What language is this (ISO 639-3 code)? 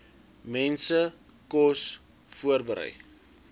afr